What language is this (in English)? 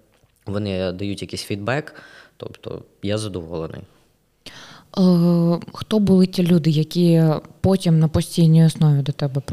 Ukrainian